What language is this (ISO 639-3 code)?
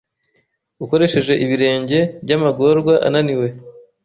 kin